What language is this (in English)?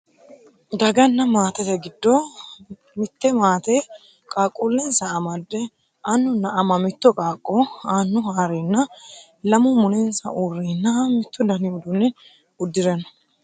Sidamo